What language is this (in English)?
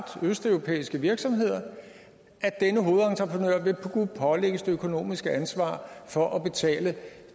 Danish